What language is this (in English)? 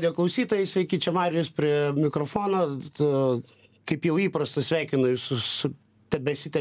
Lithuanian